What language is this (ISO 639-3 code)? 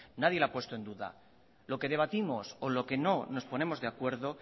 spa